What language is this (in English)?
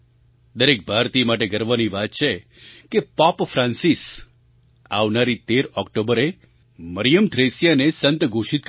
Gujarati